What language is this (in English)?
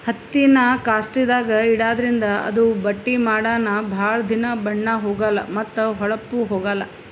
Kannada